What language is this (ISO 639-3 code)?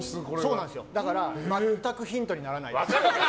jpn